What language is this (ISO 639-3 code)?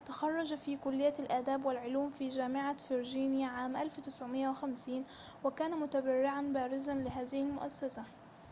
ara